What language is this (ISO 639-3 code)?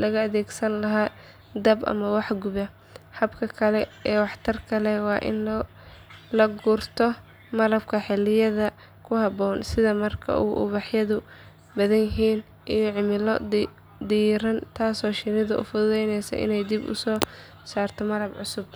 som